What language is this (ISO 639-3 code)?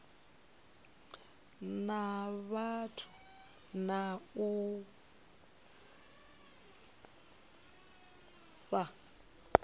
ven